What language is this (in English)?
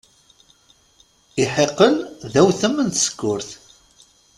Kabyle